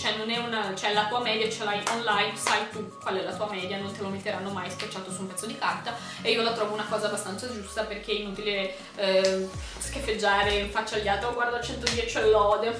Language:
Italian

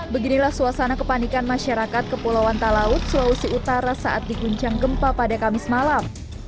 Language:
Indonesian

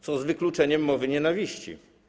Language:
Polish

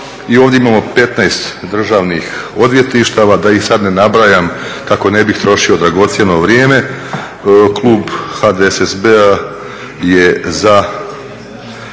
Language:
Croatian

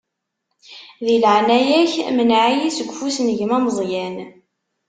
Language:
Kabyle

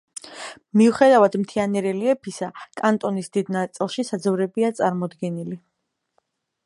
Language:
Georgian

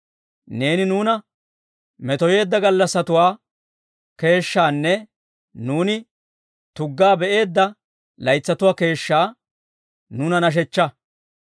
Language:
Dawro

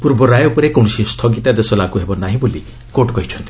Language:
Odia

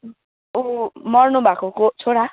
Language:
Nepali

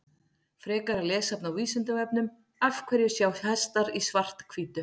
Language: Icelandic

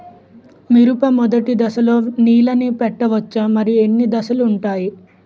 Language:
Telugu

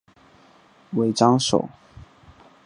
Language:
Chinese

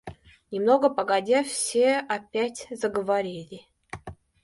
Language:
Russian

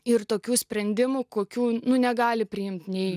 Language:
Lithuanian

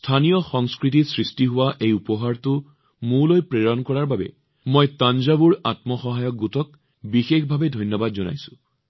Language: Assamese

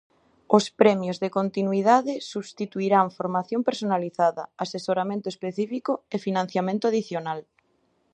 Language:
Galician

